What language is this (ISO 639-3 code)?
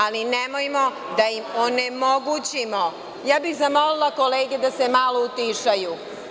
srp